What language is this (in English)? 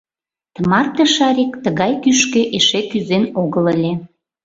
Mari